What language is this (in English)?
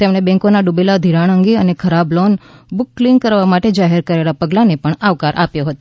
Gujarati